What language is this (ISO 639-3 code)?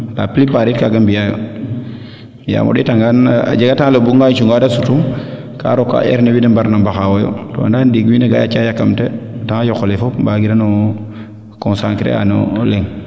srr